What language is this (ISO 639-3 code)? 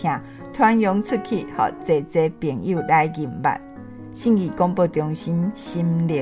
zho